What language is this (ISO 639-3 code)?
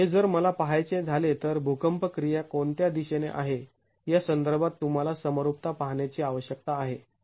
mar